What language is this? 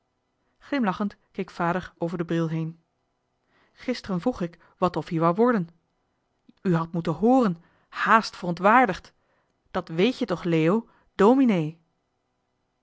Dutch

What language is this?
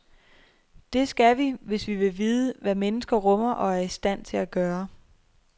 Danish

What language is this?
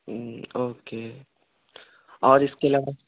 Urdu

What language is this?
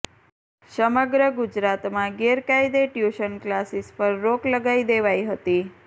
Gujarati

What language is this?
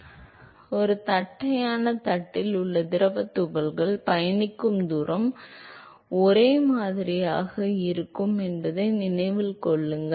Tamil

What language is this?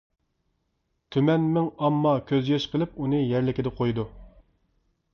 Uyghur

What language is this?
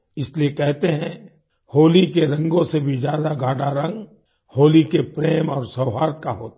Hindi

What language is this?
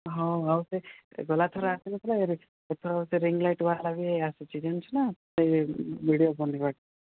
Odia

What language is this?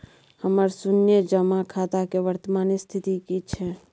Maithili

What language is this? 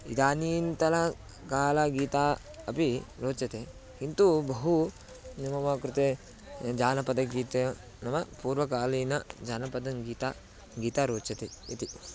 Sanskrit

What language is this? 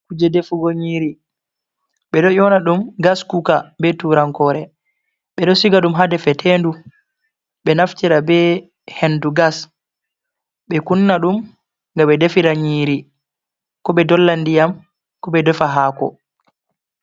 Fula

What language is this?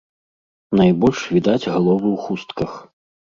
Belarusian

